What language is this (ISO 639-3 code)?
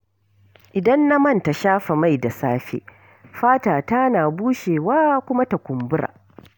hau